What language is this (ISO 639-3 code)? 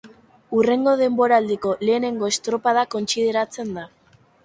eus